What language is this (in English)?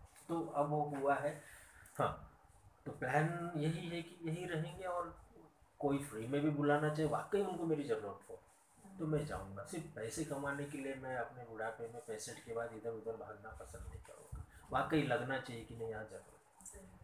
Hindi